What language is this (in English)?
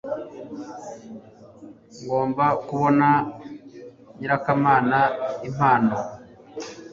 Kinyarwanda